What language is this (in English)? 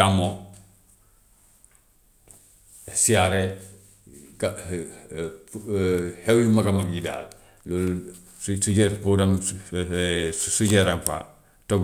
Gambian Wolof